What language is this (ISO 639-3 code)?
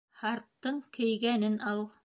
bak